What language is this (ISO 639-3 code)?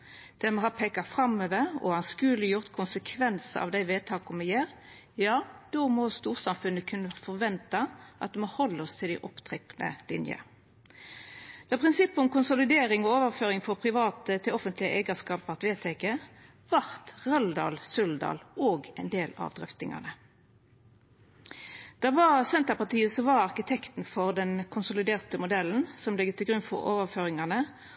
nno